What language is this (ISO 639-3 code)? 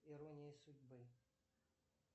rus